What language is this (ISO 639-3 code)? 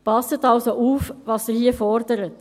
gsw